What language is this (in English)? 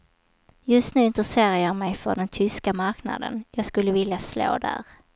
Swedish